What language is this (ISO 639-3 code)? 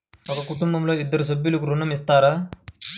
tel